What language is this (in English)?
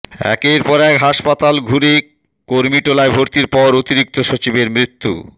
Bangla